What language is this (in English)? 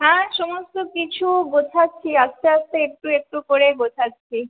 Bangla